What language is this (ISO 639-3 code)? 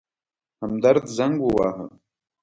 pus